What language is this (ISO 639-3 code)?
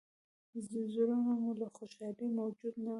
pus